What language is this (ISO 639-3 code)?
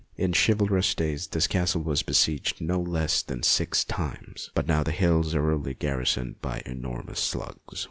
eng